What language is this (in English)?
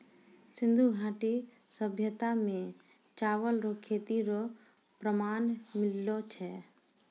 Maithili